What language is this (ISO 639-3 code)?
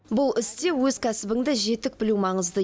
kaz